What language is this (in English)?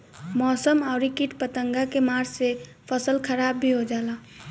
Bhojpuri